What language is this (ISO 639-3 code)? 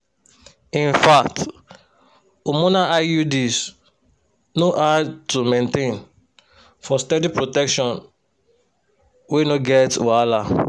pcm